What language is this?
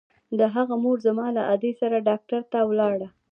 Pashto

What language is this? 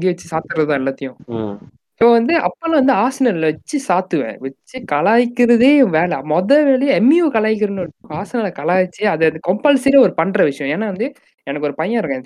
Tamil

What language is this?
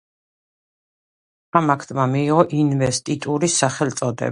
Georgian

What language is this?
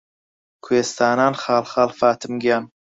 Central Kurdish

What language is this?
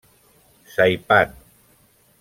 Catalan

